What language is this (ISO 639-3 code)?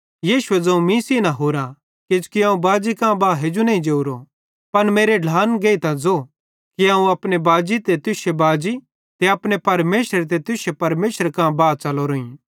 bhd